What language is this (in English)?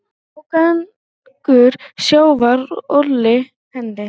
Icelandic